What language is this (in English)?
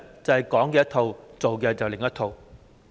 Cantonese